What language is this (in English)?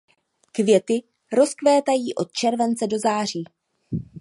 Czech